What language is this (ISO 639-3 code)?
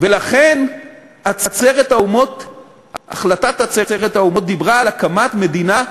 heb